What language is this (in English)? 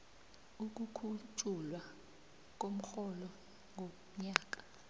South Ndebele